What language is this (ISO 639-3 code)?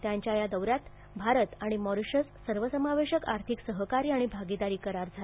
mar